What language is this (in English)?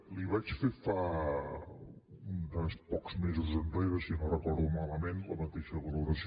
Catalan